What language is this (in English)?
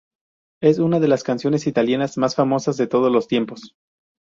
Spanish